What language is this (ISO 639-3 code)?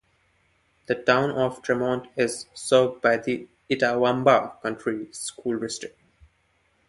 eng